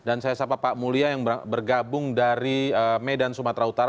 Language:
Indonesian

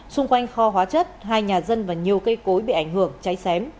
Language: Vietnamese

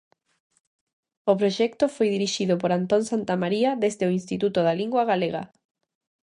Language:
Galician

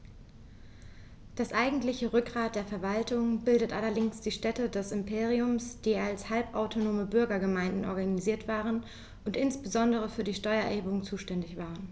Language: German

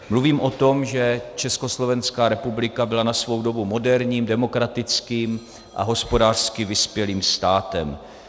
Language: Czech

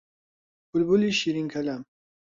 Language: Central Kurdish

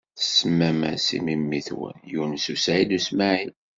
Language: Kabyle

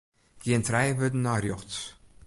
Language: Western Frisian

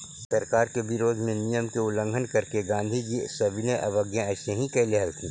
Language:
Magahi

